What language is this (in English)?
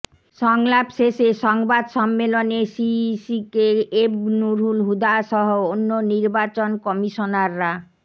Bangla